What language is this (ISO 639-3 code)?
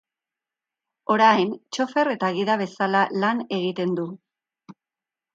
eus